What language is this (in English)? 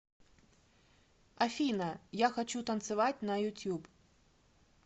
Russian